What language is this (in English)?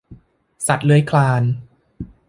Thai